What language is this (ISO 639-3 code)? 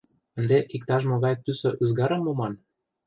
chm